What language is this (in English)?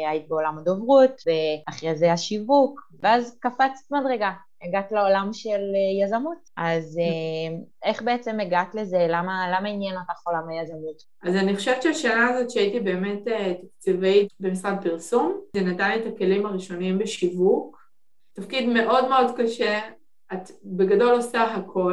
Hebrew